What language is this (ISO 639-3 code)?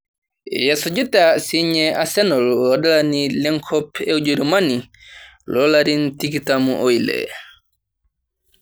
mas